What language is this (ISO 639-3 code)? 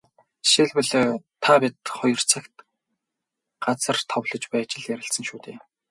mon